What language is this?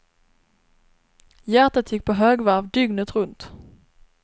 Swedish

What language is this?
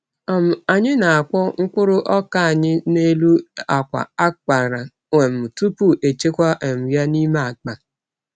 Igbo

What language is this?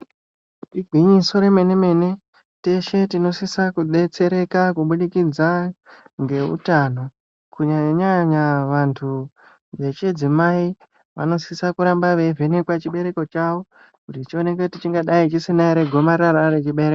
Ndau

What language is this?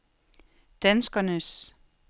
Danish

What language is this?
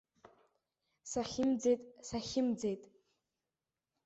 Abkhazian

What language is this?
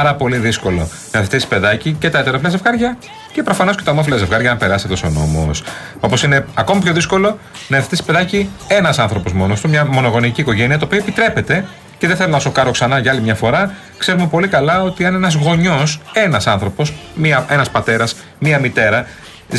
Greek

